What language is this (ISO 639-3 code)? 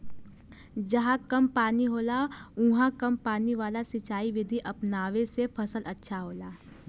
bho